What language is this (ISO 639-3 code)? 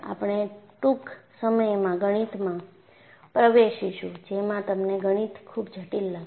guj